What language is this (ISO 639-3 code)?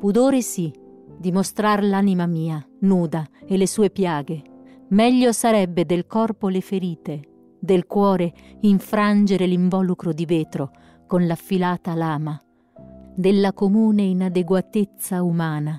ita